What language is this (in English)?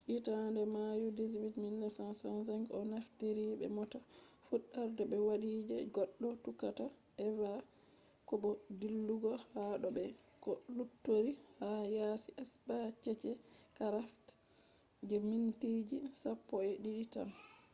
Fula